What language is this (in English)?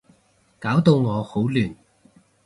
Cantonese